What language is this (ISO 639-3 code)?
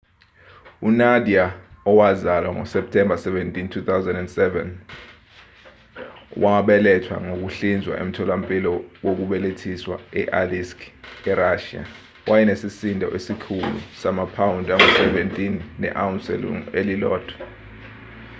zul